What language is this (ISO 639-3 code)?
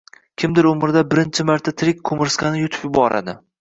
uzb